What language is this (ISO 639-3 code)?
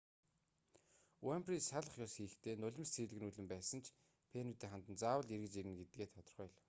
mon